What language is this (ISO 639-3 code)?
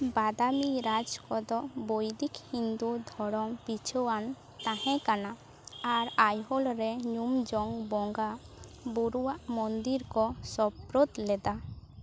sat